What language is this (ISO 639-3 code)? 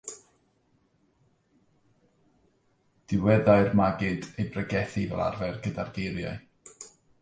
cym